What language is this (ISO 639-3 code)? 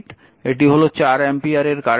ben